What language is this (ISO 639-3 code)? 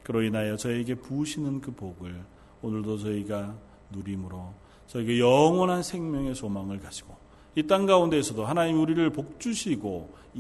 kor